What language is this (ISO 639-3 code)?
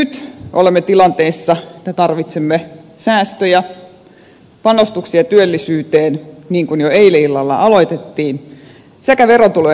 fin